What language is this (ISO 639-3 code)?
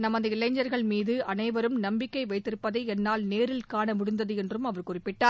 tam